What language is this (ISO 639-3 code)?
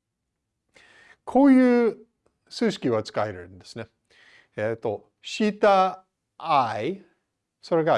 jpn